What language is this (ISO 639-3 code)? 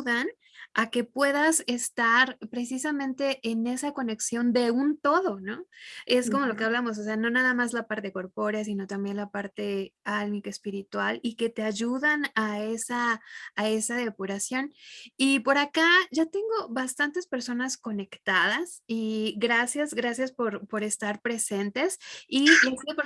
spa